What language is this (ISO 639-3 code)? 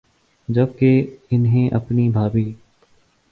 urd